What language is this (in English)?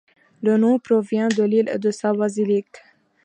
French